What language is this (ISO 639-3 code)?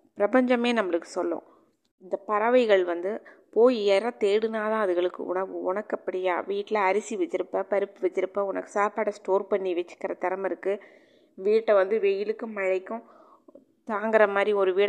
tam